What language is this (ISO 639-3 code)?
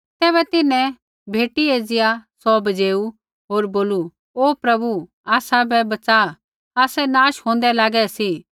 kfx